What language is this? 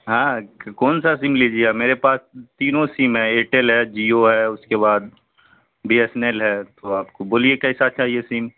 Urdu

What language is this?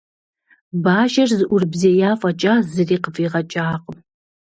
Kabardian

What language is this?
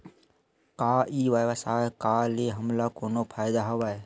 Chhattisgarhi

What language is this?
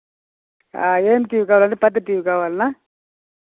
Telugu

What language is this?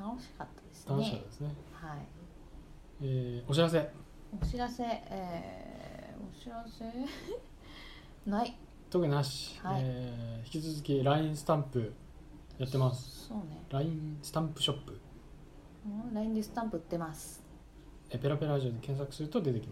Japanese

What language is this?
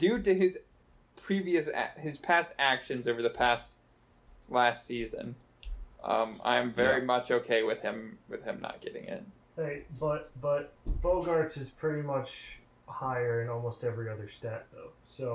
English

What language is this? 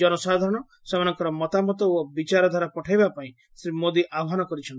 Odia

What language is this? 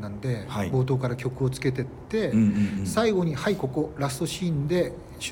Japanese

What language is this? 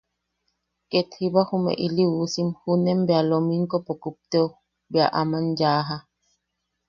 Yaqui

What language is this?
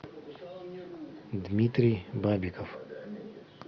Russian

